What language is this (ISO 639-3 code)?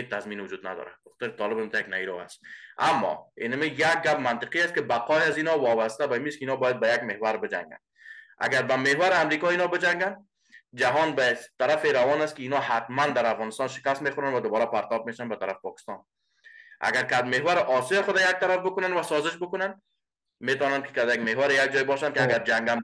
fas